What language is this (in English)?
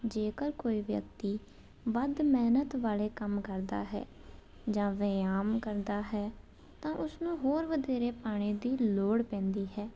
Punjabi